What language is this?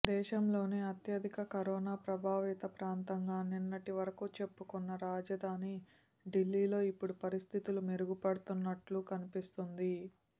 Telugu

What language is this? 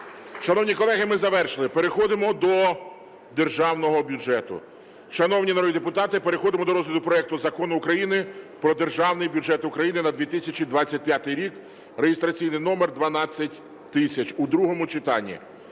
Ukrainian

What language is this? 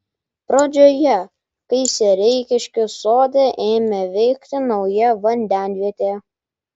Lithuanian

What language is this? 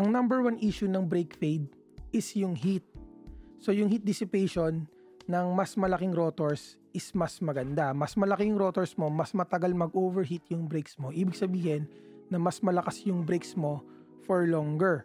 Filipino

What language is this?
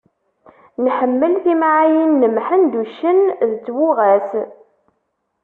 Kabyle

